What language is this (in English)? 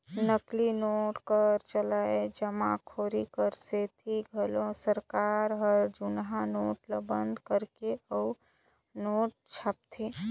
Chhattisgarhi